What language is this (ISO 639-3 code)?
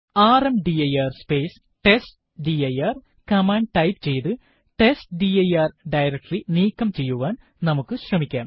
mal